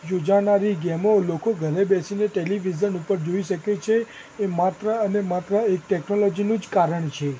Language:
Gujarati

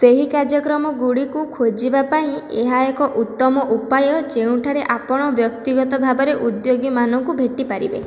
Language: Odia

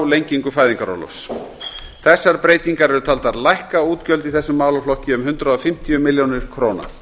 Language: Icelandic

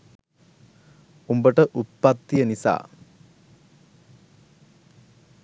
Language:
Sinhala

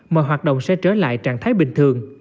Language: Vietnamese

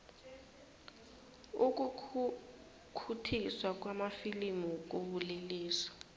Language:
South Ndebele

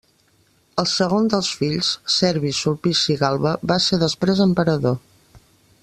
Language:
Catalan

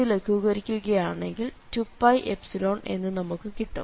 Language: Malayalam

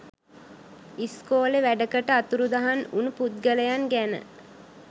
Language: Sinhala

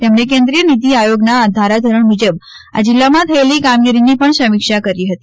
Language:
Gujarati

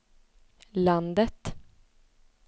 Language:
Swedish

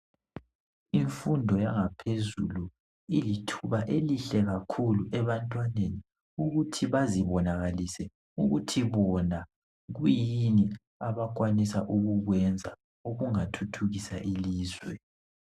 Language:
North Ndebele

